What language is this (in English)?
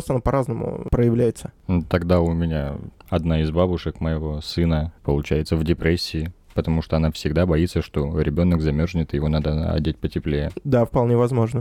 Russian